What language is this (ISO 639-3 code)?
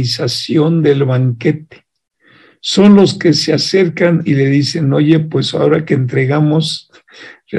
spa